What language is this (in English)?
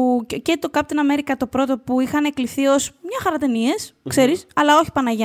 Greek